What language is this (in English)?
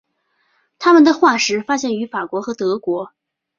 Chinese